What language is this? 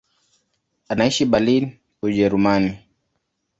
Swahili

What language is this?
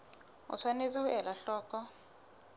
Southern Sotho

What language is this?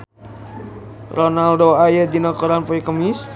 Sundanese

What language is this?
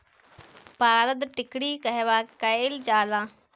Bhojpuri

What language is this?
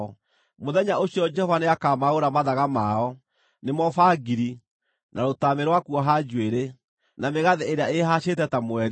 Kikuyu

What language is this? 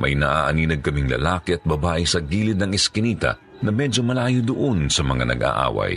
Filipino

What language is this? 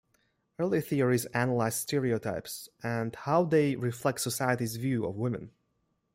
English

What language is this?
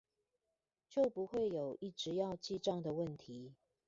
Chinese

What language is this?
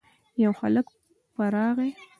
Pashto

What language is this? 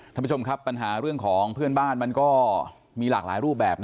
Thai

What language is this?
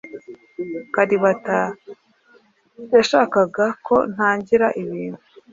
Kinyarwanda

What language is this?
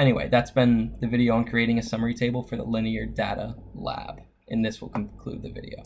English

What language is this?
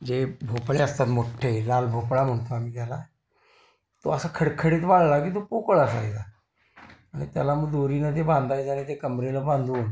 Marathi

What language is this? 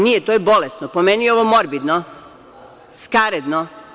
Serbian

